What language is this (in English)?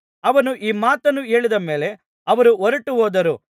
Kannada